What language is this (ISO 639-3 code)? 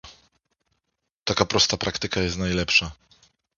pol